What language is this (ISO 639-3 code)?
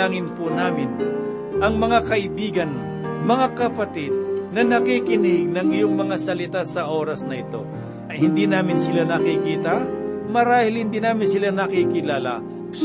fil